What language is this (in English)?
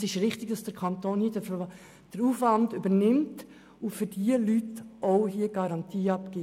Swiss German